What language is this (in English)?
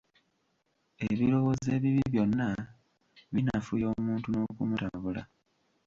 Ganda